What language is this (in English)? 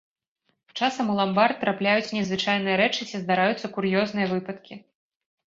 Belarusian